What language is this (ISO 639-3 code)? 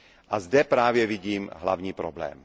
ces